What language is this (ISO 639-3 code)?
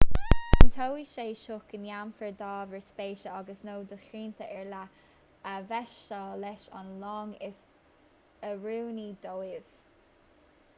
gle